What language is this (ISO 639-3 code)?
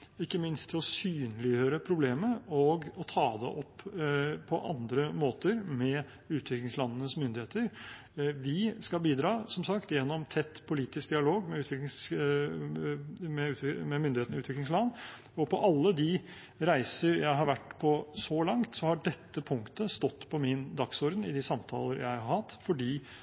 nob